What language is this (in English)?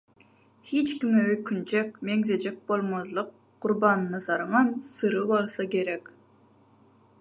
Turkmen